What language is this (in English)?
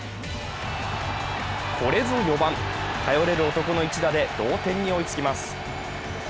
Japanese